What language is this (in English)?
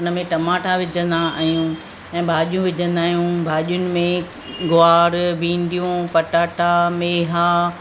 Sindhi